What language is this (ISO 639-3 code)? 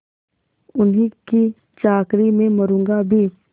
hin